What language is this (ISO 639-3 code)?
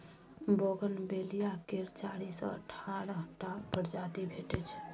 mai